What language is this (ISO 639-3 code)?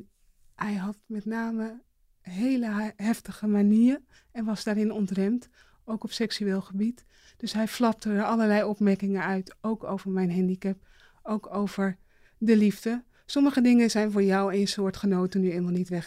nld